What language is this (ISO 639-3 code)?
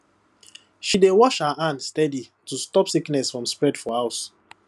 pcm